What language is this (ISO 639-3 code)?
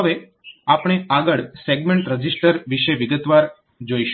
guj